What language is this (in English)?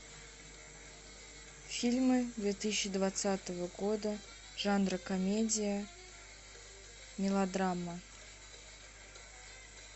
Russian